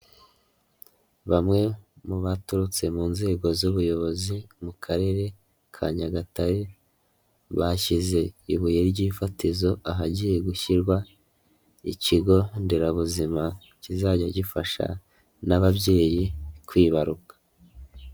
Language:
Kinyarwanda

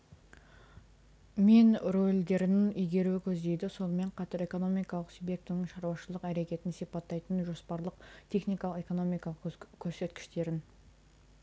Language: Kazakh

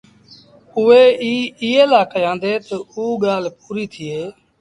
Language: Sindhi Bhil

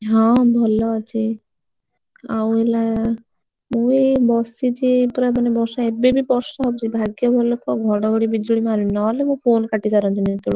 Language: Odia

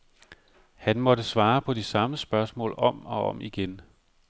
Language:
Danish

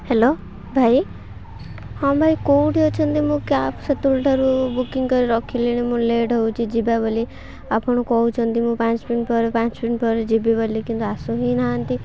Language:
Odia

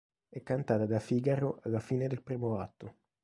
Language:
Italian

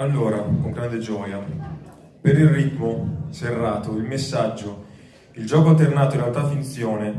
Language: Italian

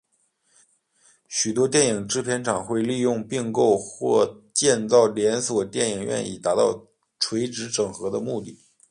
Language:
Chinese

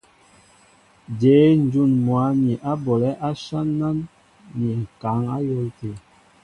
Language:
Mbo (Cameroon)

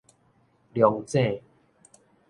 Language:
Min Nan Chinese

